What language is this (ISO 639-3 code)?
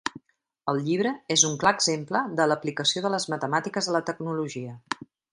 cat